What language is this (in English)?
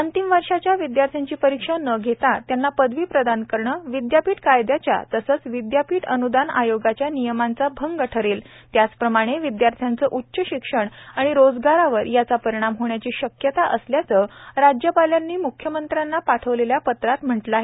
Marathi